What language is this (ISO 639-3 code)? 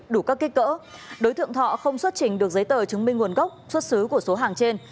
vie